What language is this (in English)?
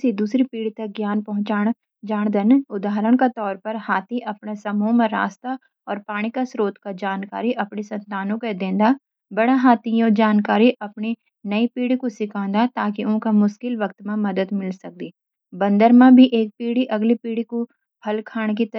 Garhwali